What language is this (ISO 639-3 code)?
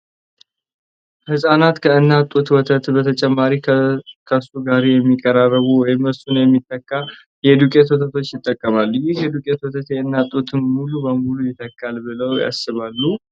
amh